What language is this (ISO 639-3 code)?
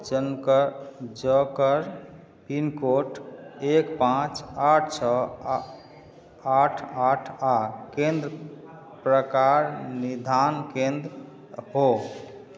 mai